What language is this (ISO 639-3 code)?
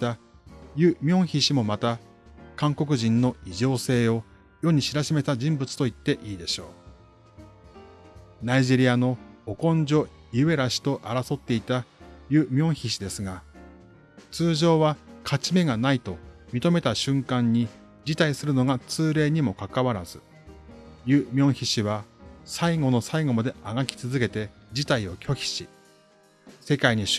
jpn